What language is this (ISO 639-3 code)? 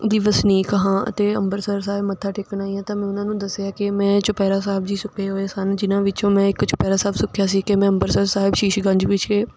pan